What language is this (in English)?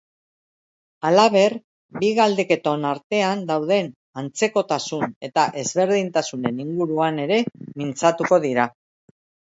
Basque